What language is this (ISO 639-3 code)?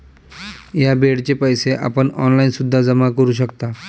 mar